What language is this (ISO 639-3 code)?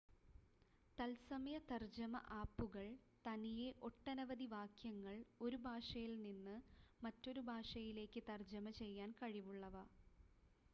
mal